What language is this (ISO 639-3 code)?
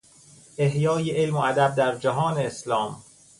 fas